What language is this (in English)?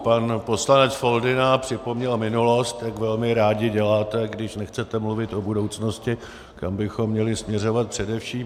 Czech